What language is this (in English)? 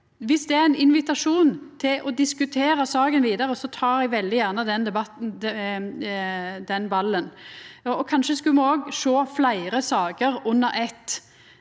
Norwegian